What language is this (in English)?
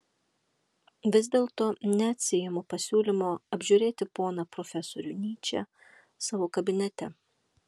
Lithuanian